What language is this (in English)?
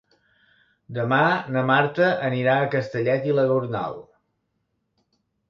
Catalan